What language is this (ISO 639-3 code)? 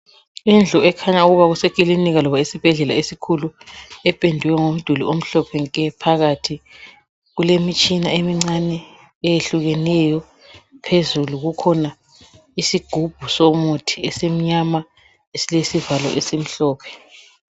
nde